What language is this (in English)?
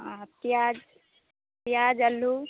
Maithili